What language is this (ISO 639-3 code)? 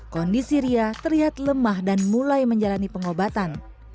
ind